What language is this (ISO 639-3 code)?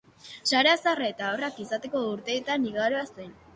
eus